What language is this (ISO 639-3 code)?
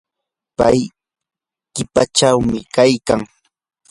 qur